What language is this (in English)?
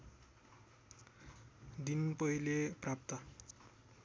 Nepali